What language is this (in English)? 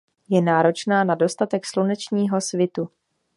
Czech